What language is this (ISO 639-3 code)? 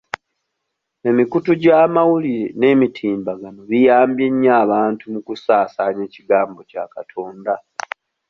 lug